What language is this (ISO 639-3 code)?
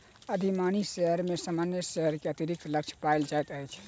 mai